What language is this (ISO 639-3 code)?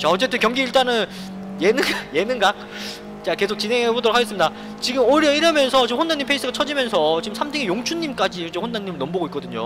kor